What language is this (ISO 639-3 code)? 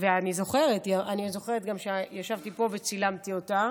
heb